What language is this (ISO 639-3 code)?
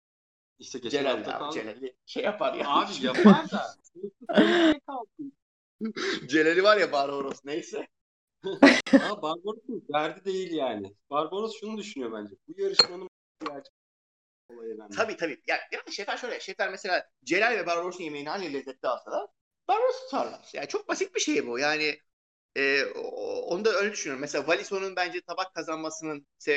tur